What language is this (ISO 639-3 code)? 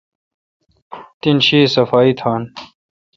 xka